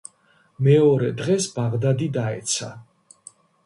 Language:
Georgian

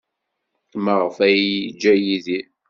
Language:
Kabyle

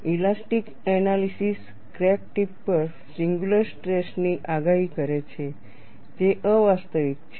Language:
Gujarati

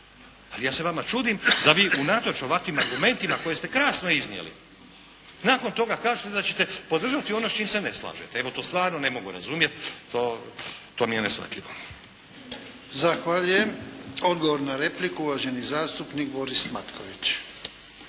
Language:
Croatian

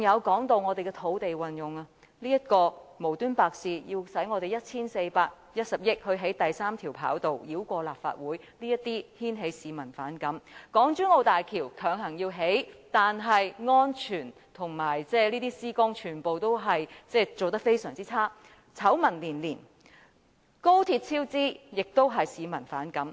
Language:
Cantonese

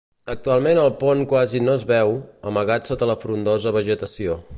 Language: Catalan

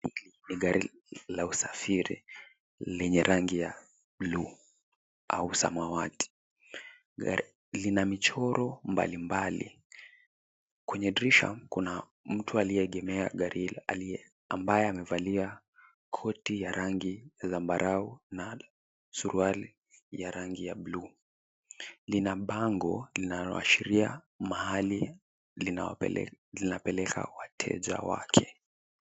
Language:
Swahili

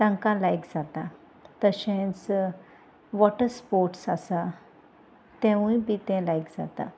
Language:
Konkani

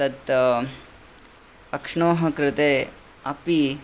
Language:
Sanskrit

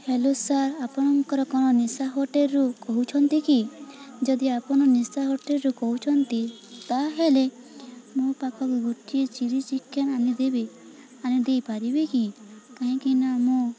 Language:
Odia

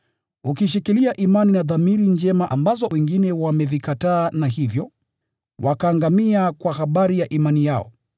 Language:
Swahili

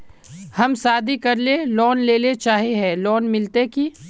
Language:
Magahi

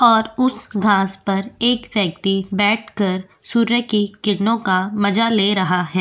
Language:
Hindi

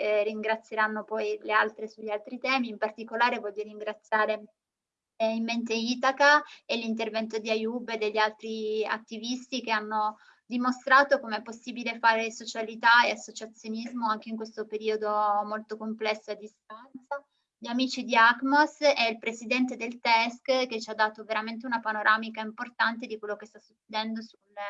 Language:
Italian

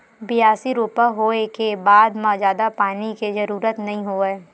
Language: Chhattisgarhi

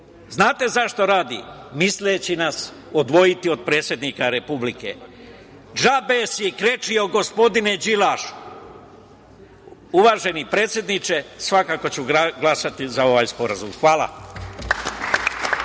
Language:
Serbian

